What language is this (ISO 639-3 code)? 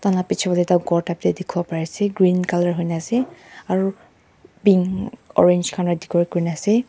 nag